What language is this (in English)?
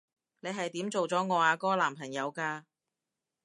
Cantonese